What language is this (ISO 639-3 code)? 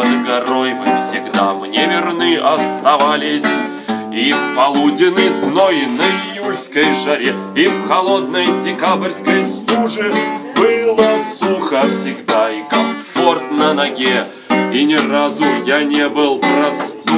rus